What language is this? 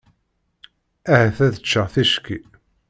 Kabyle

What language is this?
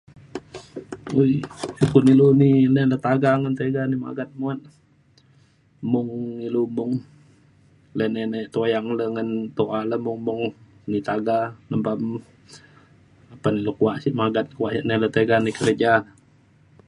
Mainstream Kenyah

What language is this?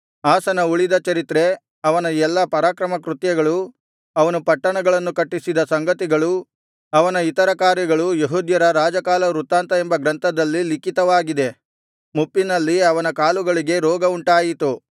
Kannada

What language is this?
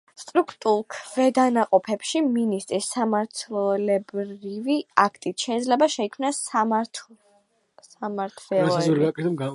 Georgian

